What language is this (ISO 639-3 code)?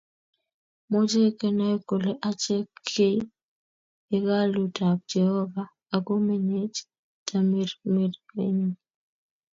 kln